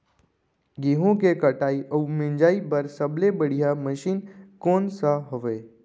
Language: Chhattisgarhi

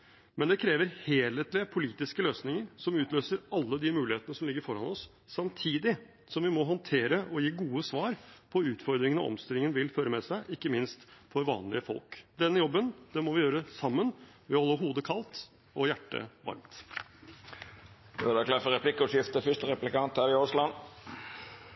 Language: Norwegian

